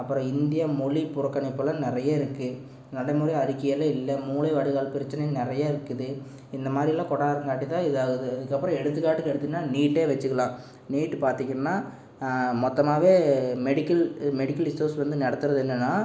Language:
Tamil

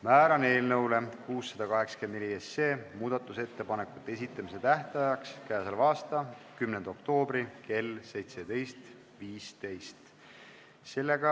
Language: Estonian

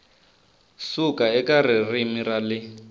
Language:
Tsonga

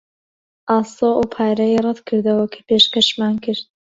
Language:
Central Kurdish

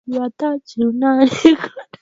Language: Swahili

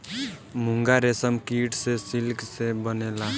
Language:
Bhojpuri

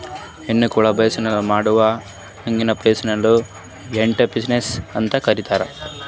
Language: Kannada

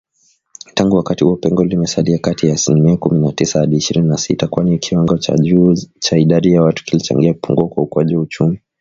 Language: Swahili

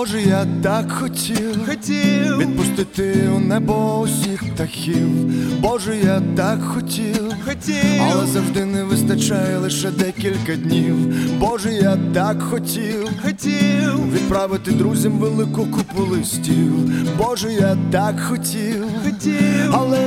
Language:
Ukrainian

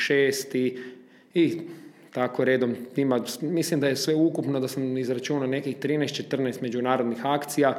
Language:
Croatian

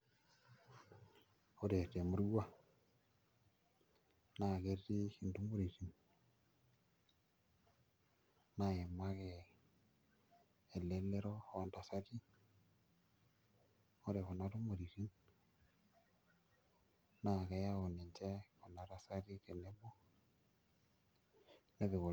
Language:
Masai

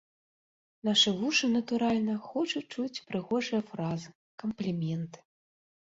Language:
Belarusian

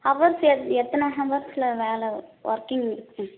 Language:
Tamil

